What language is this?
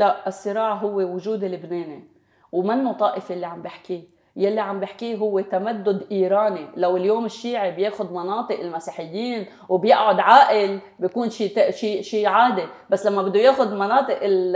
Arabic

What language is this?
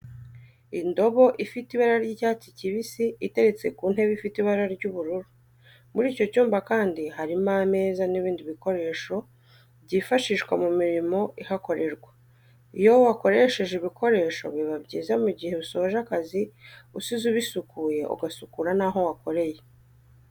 Kinyarwanda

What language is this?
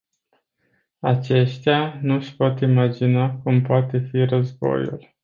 Romanian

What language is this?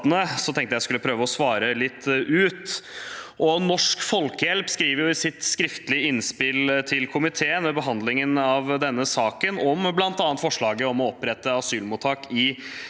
Norwegian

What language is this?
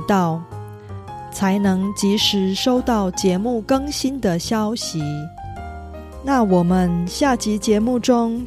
Korean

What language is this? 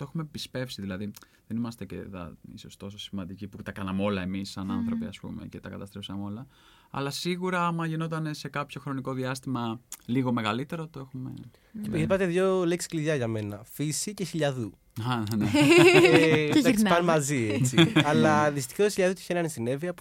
Greek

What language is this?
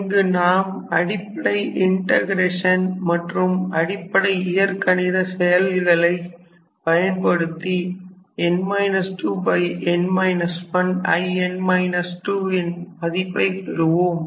Tamil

